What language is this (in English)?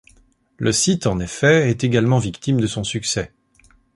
French